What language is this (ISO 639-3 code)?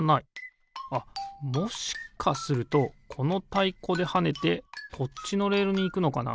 jpn